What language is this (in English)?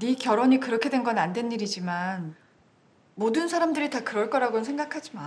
Korean